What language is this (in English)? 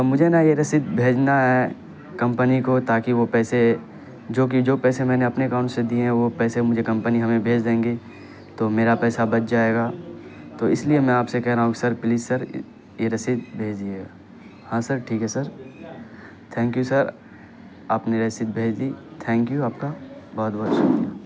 Urdu